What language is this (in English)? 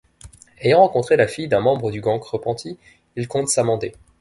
French